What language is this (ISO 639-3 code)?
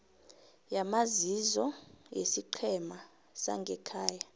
nbl